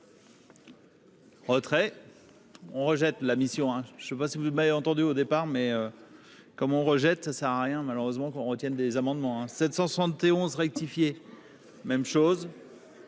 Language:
French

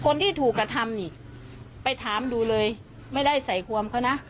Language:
Thai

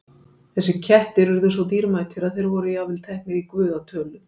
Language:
Icelandic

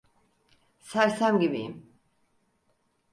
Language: Turkish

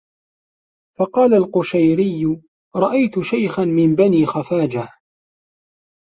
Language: Arabic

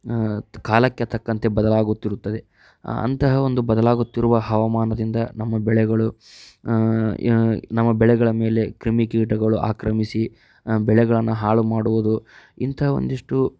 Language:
Kannada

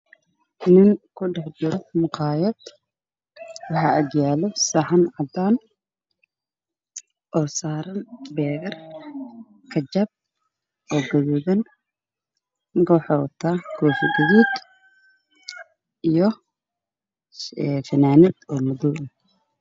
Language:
Somali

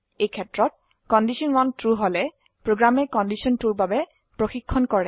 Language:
Assamese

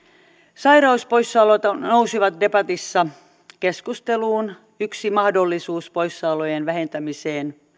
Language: Finnish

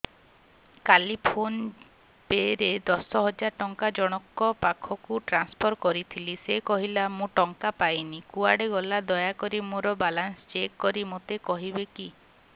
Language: Odia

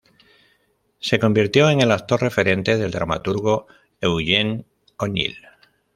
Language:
Spanish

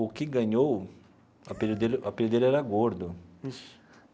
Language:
Portuguese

